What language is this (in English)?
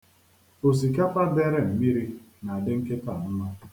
Igbo